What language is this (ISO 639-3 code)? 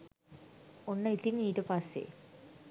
sin